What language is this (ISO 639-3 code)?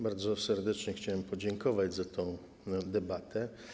pol